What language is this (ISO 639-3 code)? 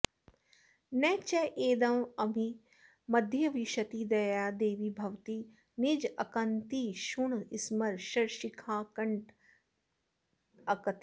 san